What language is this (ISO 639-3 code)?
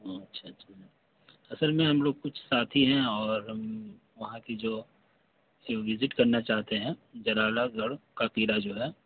urd